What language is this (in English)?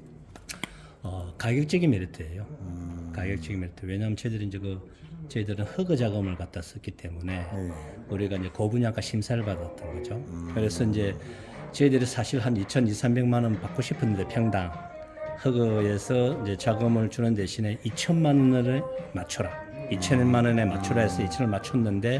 Korean